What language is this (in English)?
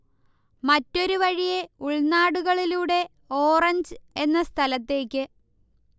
Malayalam